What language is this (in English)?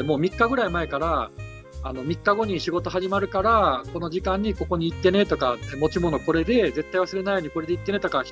Japanese